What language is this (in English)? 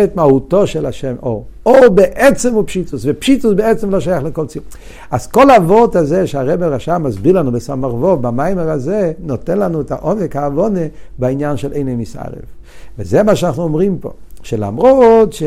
Hebrew